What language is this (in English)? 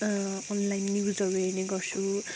Nepali